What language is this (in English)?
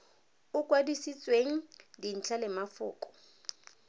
Tswana